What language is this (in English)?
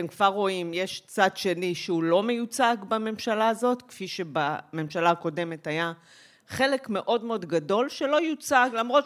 Hebrew